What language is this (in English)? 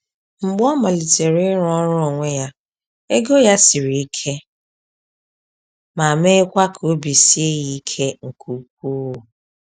Igbo